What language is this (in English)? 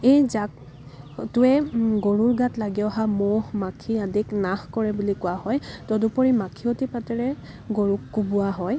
Assamese